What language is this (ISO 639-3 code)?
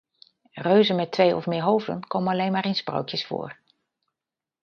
nld